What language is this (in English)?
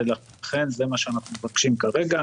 Hebrew